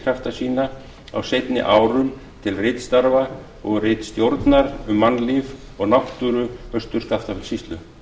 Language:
Icelandic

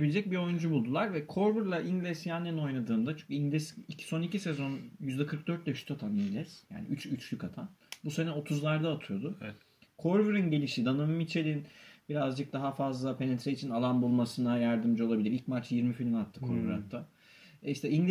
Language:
Turkish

